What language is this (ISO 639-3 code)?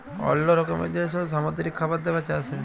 ben